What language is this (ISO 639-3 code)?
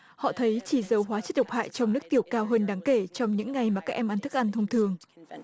vie